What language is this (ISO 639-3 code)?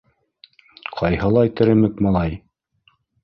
bak